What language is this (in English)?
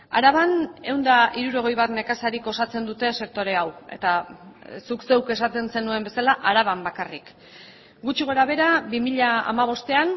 Basque